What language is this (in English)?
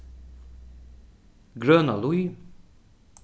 Faroese